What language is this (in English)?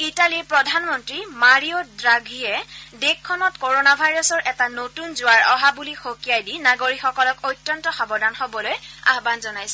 Assamese